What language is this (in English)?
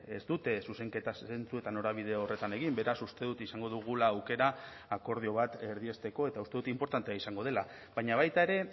Basque